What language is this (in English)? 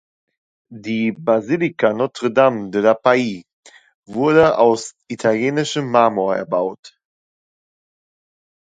German